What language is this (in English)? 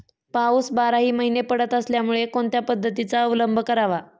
Marathi